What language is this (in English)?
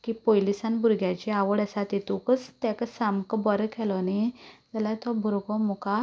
Konkani